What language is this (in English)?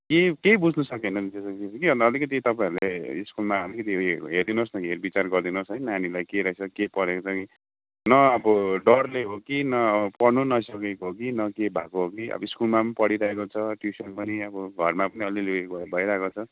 Nepali